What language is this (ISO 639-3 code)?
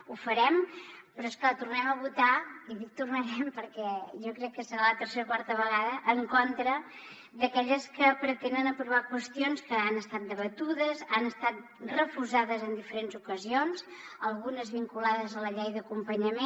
cat